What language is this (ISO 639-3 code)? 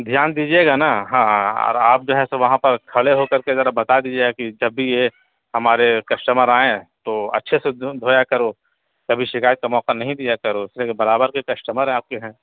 urd